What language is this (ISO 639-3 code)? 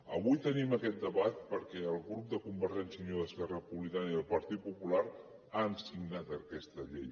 cat